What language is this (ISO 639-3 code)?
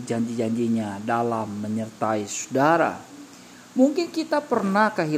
ind